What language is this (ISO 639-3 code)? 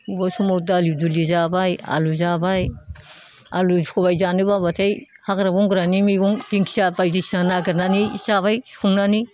brx